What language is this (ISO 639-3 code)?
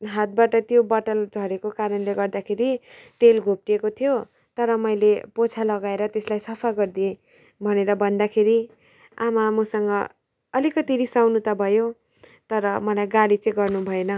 nep